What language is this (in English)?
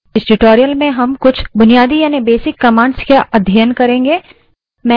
Hindi